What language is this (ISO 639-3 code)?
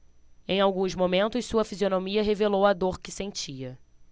por